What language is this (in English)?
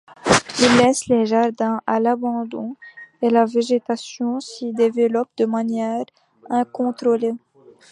French